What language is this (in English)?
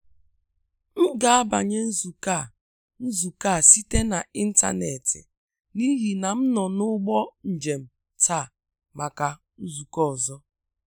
Igbo